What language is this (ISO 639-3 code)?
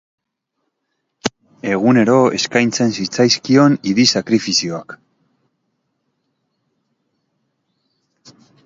eus